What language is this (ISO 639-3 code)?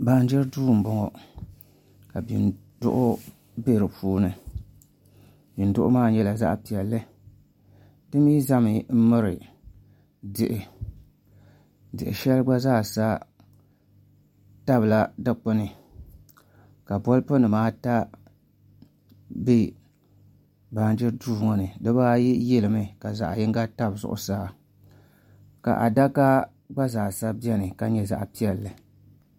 dag